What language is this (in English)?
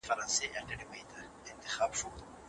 Pashto